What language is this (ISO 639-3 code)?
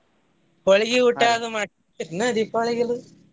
kan